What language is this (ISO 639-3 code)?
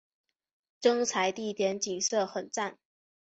zho